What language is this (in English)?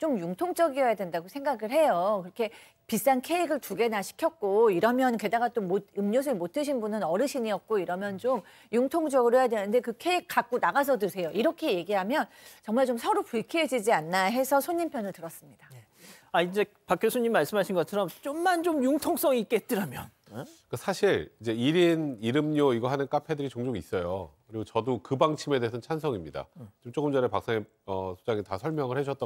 Korean